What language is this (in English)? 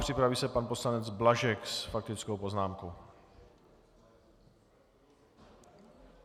Czech